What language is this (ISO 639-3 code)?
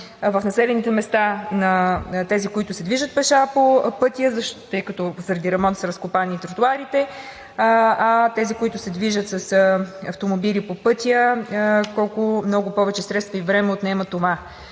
bul